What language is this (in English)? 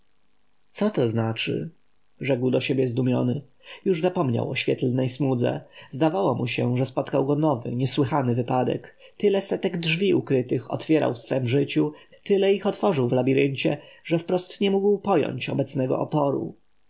Polish